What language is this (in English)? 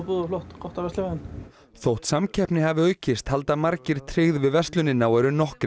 Icelandic